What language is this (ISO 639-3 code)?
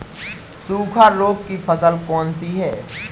hin